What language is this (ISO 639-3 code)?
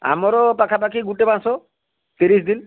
ori